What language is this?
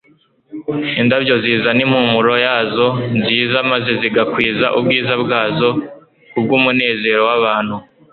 Kinyarwanda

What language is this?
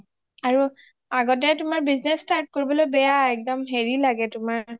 Assamese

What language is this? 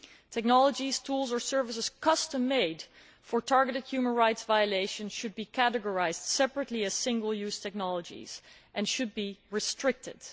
English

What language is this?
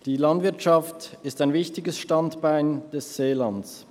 Swiss German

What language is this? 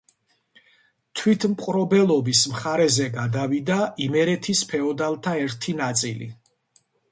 Georgian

